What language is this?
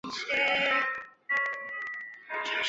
Chinese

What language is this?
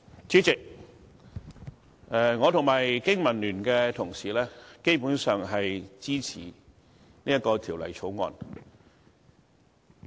Cantonese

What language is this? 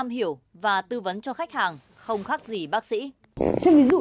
Vietnamese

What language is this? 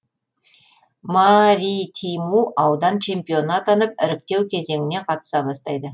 Kazakh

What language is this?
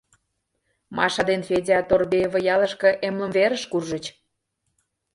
Mari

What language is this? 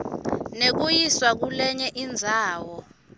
Swati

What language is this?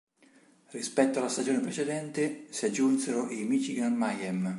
Italian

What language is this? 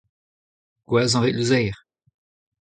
Breton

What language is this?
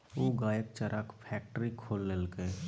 Maithili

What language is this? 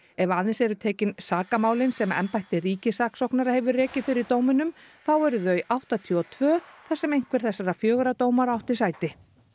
Icelandic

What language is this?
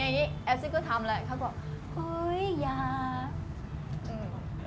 Thai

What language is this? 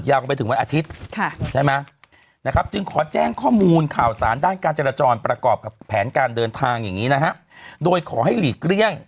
Thai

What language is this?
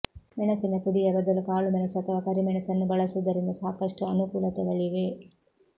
Kannada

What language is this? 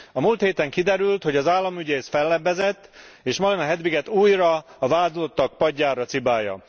Hungarian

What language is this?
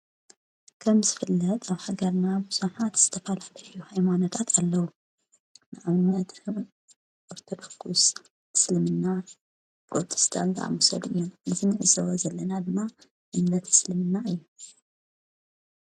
Tigrinya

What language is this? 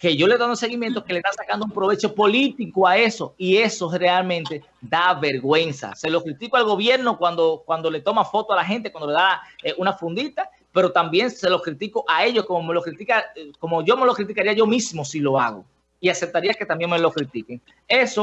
Spanish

